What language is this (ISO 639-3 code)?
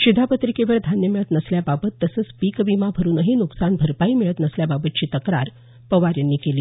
mar